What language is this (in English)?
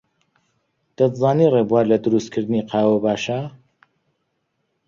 Central Kurdish